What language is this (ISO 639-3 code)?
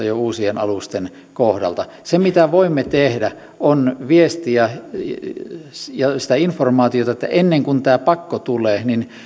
fin